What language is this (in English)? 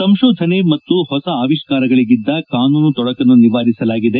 Kannada